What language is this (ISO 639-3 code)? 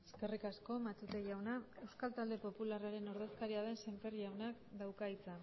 eus